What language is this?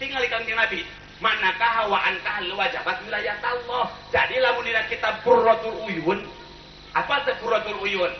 Indonesian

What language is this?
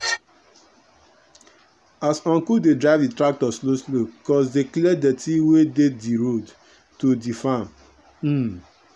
Nigerian Pidgin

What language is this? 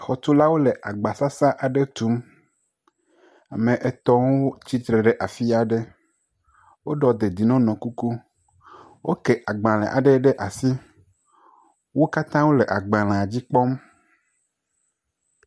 Ewe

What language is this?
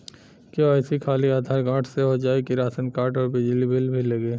Bhojpuri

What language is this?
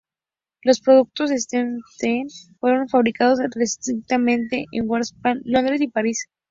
Spanish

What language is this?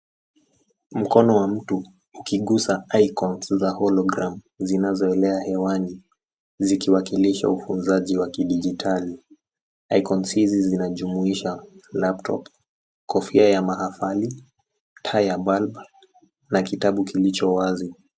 Swahili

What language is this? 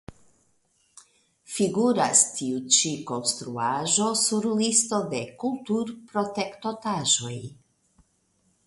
Esperanto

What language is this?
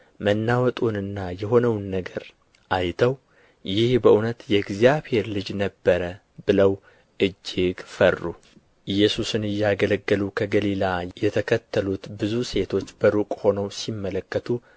Amharic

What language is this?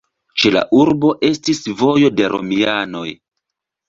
Esperanto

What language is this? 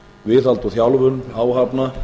Icelandic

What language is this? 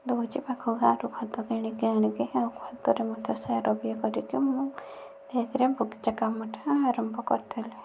Odia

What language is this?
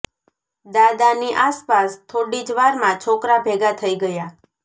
Gujarati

